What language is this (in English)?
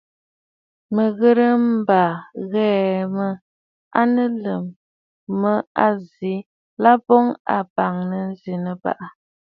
Bafut